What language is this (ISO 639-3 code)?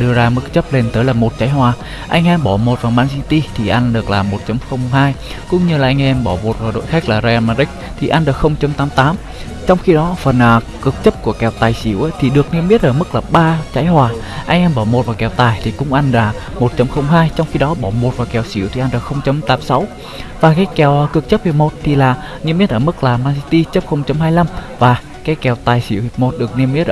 vie